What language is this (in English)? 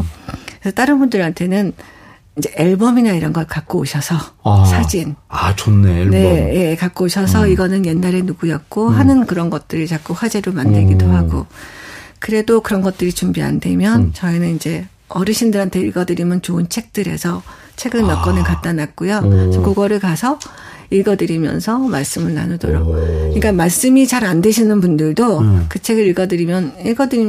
Korean